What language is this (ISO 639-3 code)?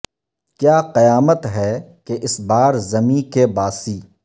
urd